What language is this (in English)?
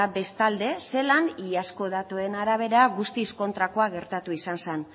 Basque